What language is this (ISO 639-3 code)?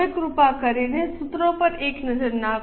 guj